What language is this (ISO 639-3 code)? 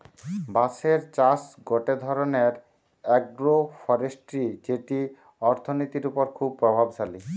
ben